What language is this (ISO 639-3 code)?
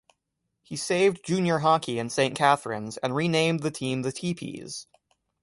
eng